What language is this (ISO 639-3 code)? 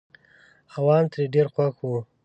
pus